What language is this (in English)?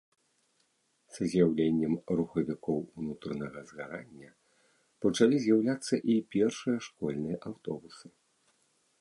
Belarusian